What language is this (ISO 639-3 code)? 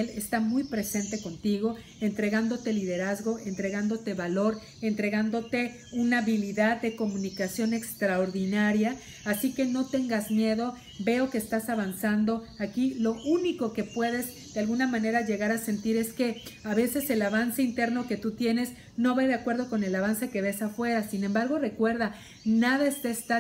spa